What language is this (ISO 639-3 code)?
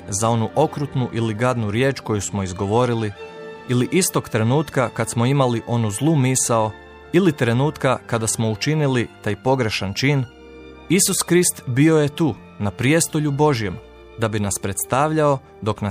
hrv